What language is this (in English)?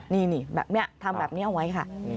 Thai